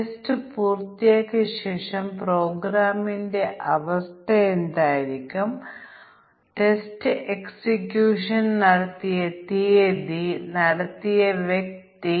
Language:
Malayalam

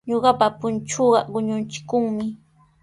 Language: Sihuas Ancash Quechua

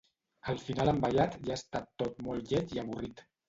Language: Catalan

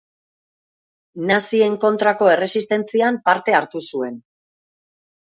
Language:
Basque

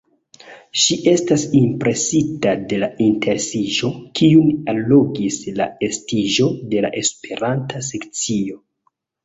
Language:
Esperanto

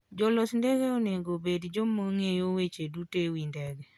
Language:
Luo (Kenya and Tanzania)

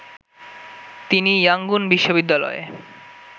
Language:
Bangla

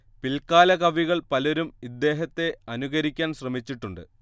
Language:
Malayalam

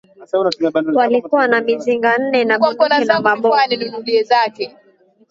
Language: Swahili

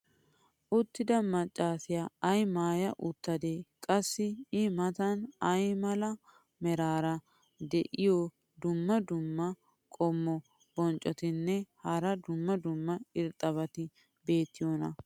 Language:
Wolaytta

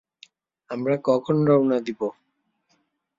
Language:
Bangla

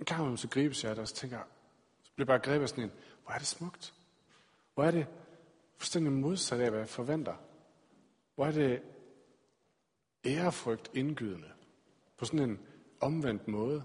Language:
Danish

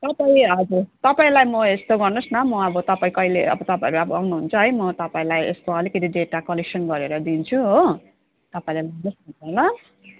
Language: Nepali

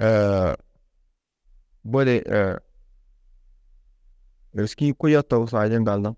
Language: Tedaga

